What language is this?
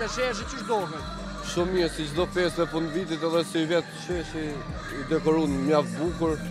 Romanian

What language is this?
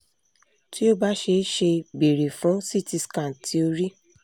Yoruba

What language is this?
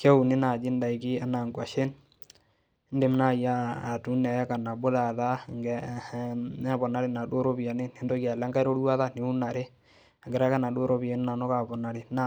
Masai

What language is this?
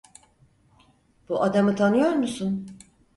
Turkish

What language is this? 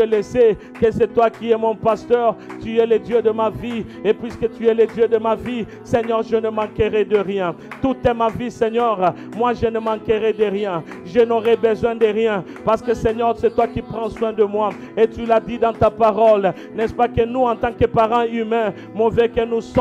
French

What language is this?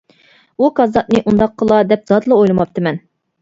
Uyghur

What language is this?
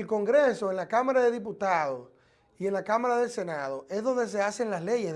Spanish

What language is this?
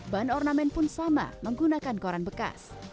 Indonesian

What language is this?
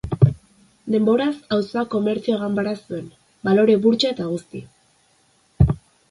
Basque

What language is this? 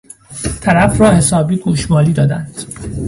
Persian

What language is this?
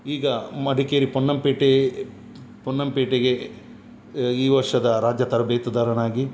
Kannada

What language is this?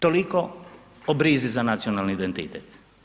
Croatian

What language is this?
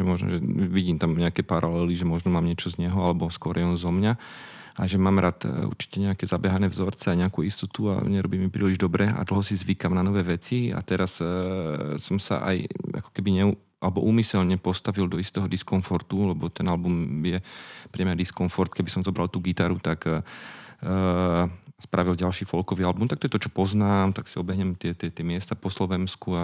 Slovak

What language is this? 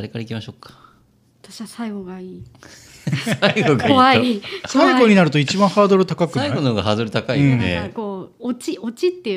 Japanese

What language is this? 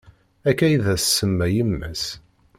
Kabyle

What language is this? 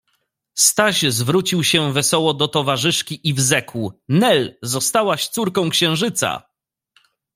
Polish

